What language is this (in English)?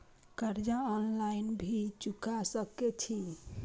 Maithili